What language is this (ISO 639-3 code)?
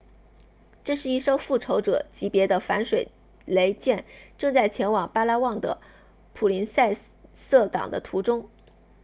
zho